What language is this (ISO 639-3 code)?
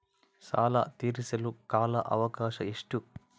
kan